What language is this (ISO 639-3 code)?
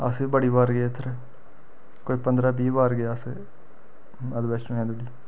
doi